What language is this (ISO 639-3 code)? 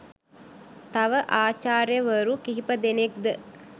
sin